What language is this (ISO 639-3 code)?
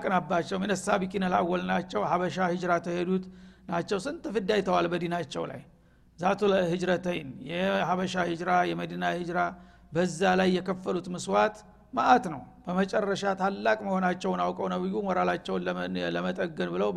amh